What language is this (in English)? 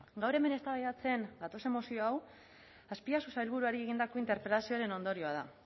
Basque